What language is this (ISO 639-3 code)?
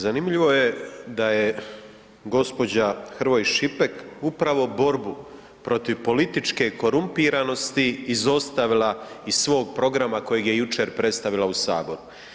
hrv